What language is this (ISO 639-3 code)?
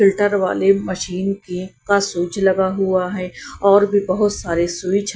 hin